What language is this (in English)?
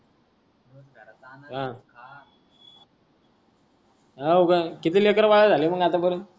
Marathi